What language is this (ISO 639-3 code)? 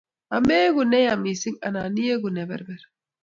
kln